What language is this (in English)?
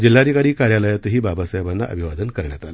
Marathi